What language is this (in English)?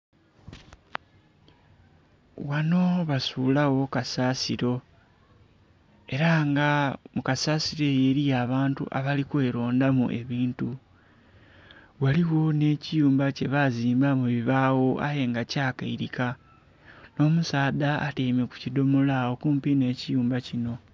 Soga